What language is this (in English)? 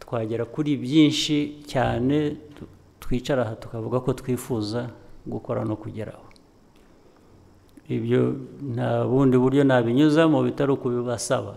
Turkish